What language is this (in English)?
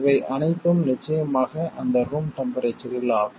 Tamil